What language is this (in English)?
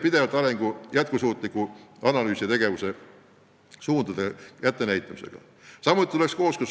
Estonian